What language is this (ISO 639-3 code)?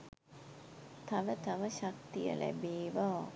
sin